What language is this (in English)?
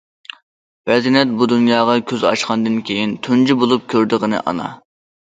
Uyghur